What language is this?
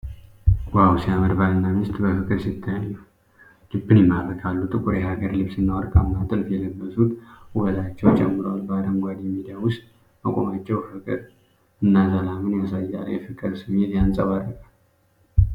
Amharic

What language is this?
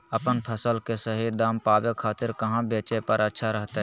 Magahi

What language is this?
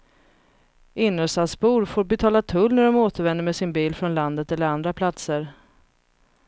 Swedish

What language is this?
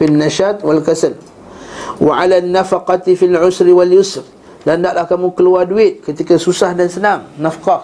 Malay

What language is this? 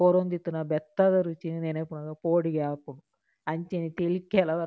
Tulu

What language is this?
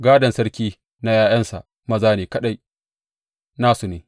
Hausa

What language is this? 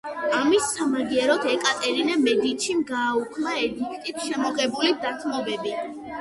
Georgian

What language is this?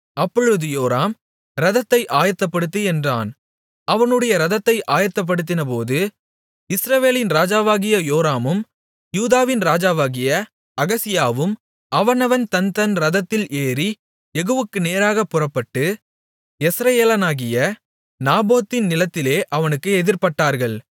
Tamil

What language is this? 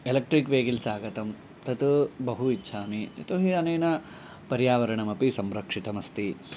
Sanskrit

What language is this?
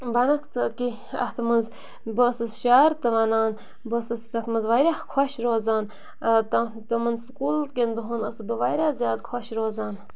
Kashmiri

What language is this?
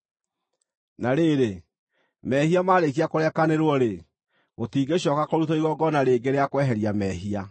Kikuyu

